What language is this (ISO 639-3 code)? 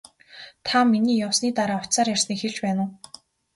mon